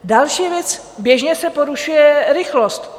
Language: Czech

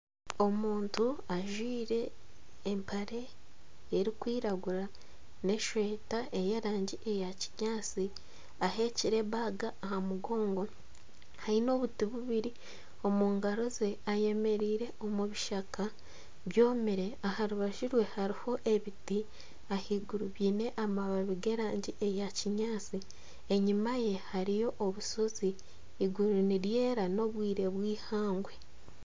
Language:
Nyankole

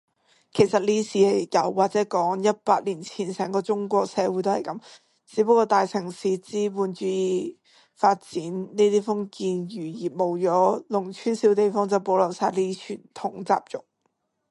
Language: Cantonese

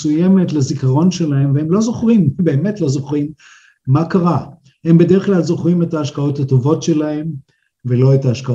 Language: Hebrew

